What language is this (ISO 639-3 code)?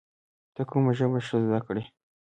pus